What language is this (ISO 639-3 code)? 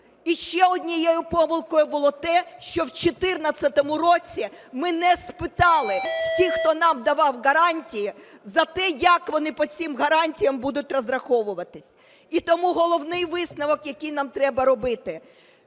ukr